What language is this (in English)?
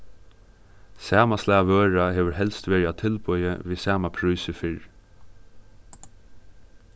Faroese